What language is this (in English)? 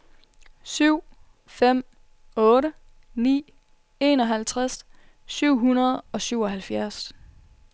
Danish